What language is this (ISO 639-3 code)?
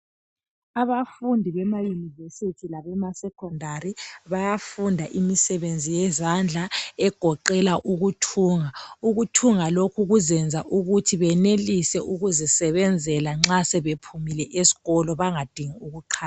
nde